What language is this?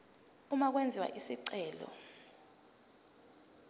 Zulu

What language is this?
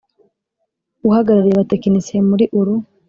Kinyarwanda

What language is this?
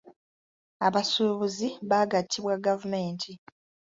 Ganda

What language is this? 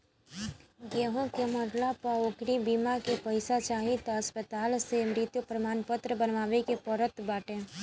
Bhojpuri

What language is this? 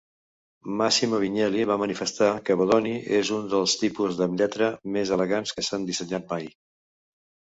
Catalan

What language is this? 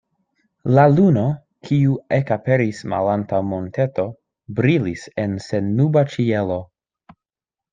Esperanto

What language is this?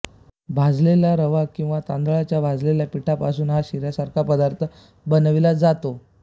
Marathi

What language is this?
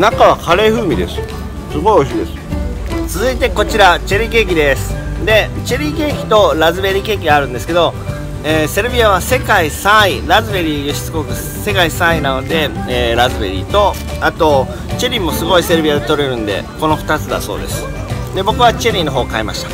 Japanese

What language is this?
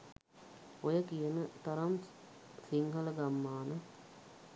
Sinhala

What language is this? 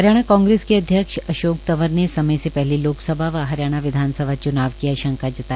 Hindi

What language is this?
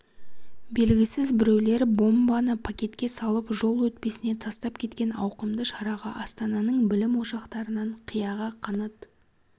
Kazakh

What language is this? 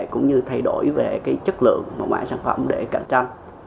Vietnamese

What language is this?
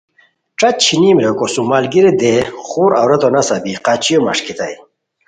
Khowar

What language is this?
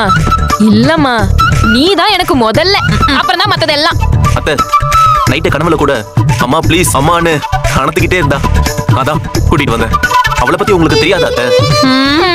Tamil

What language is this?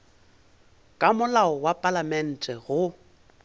Northern Sotho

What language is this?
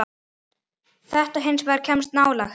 Icelandic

